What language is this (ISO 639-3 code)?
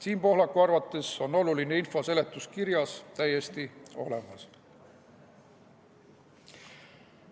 est